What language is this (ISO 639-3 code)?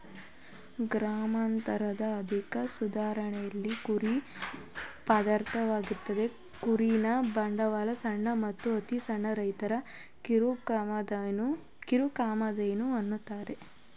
kan